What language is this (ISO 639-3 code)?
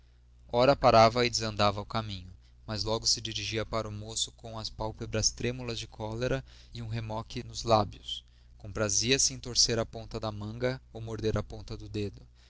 por